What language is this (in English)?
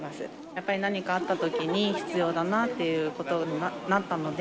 Japanese